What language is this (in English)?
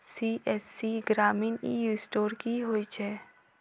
Maithili